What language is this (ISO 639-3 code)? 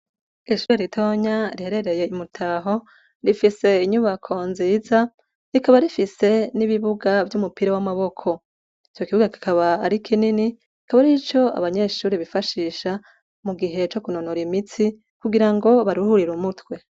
run